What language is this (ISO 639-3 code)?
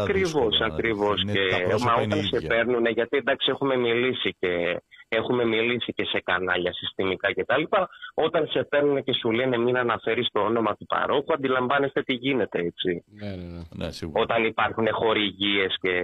ell